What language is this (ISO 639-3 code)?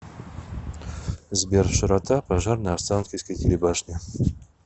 rus